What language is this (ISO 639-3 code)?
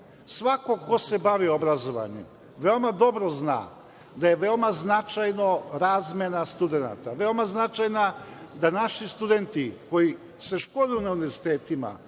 srp